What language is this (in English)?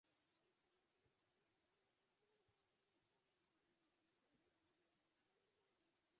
Uzbek